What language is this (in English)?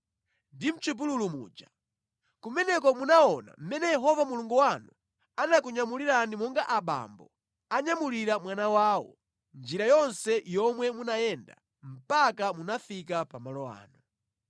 Nyanja